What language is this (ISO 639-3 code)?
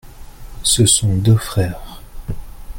fra